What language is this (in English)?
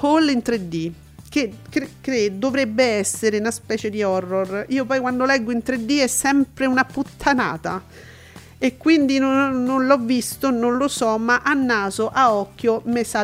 Italian